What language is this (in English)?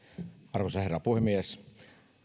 Finnish